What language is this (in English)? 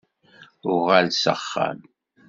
Kabyle